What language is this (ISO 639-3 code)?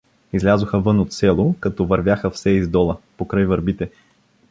bul